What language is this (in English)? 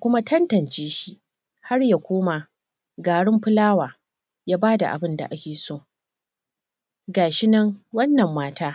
Hausa